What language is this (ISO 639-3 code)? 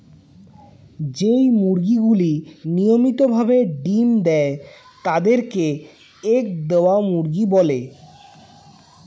ben